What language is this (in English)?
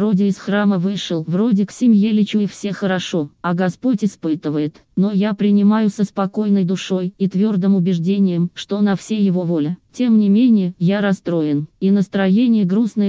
Russian